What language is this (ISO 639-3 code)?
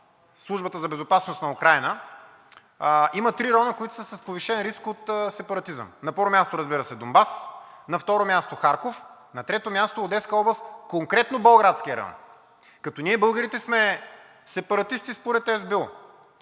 bul